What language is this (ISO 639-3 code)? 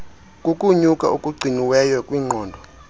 xho